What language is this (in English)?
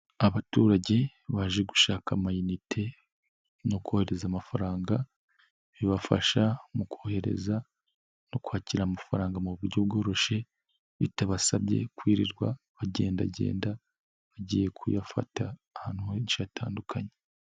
Kinyarwanda